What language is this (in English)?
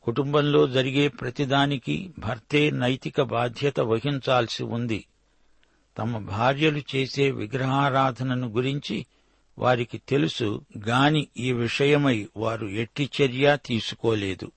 Telugu